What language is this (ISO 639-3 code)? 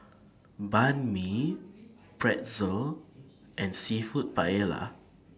eng